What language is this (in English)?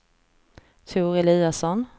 Swedish